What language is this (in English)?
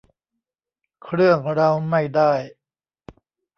Thai